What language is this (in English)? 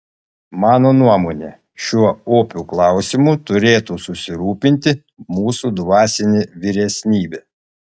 Lithuanian